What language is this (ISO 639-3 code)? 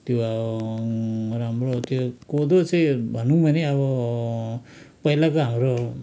nep